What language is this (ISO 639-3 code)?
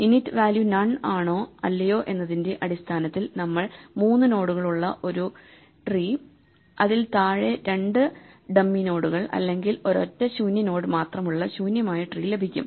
mal